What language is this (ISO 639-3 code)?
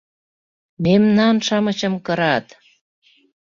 chm